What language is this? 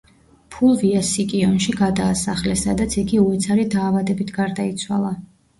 Georgian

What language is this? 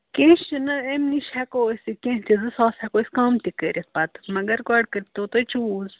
Kashmiri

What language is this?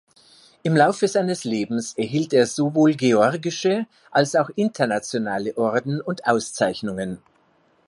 German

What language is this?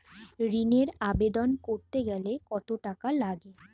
Bangla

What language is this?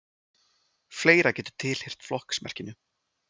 Icelandic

